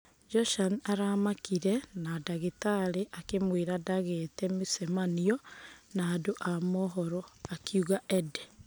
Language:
Kikuyu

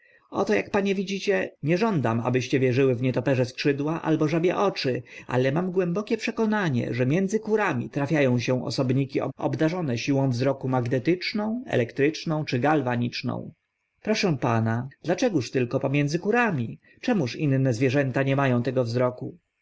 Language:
Polish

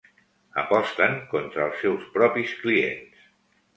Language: Catalan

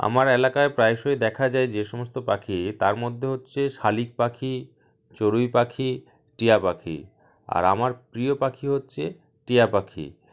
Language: Bangla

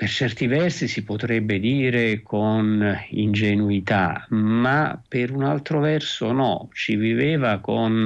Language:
Italian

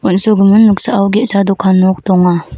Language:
Garo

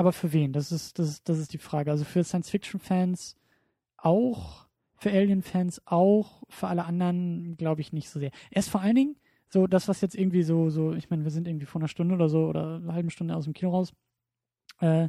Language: German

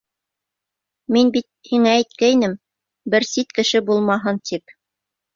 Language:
Bashkir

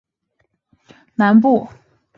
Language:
Chinese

